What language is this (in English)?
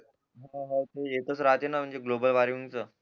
Marathi